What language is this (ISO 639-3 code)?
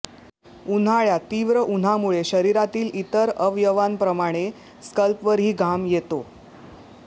mar